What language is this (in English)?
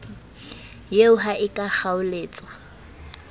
Southern Sotho